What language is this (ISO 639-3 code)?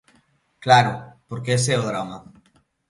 glg